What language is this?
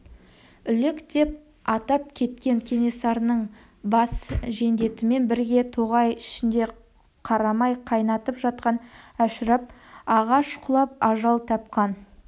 Kazakh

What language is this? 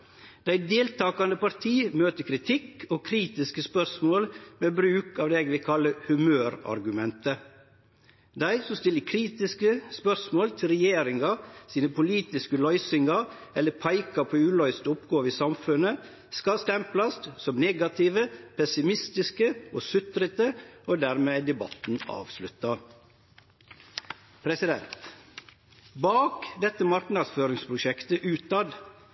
Norwegian Nynorsk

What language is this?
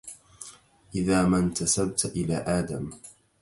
Arabic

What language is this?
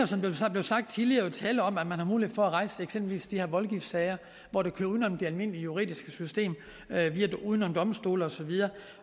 Danish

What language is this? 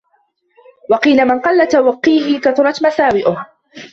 Arabic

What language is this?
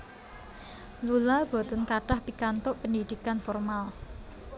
Javanese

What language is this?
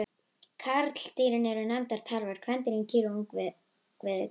Icelandic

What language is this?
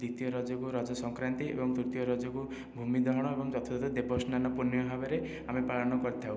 Odia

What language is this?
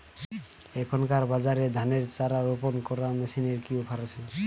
Bangla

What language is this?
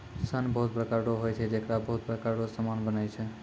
Maithili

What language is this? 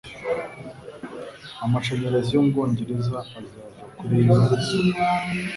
Kinyarwanda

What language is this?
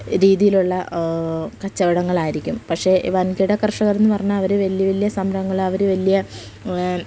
Malayalam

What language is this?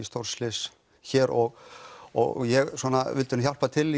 Icelandic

